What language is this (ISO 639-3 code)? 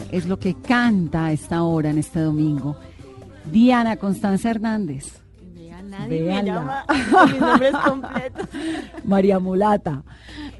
spa